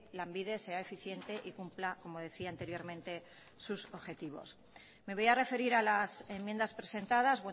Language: Spanish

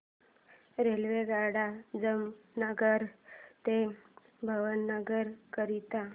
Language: Marathi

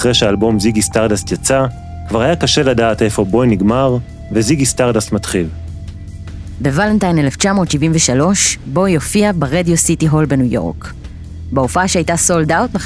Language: Hebrew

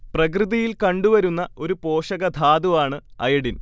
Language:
Malayalam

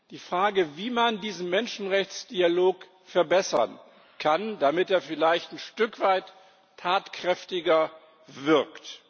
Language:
German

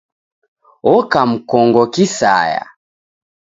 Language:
Taita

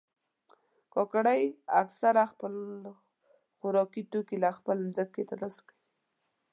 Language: Pashto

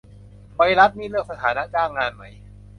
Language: Thai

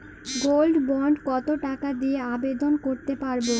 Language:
Bangla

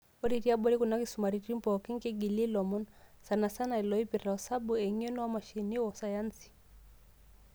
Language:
Masai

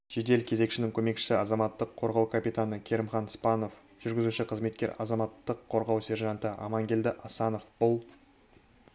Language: Kazakh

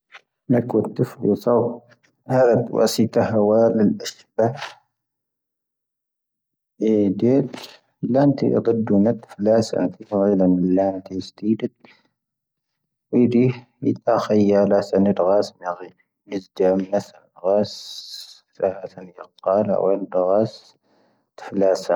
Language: Tahaggart Tamahaq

